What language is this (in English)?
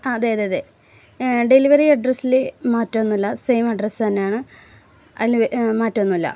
Malayalam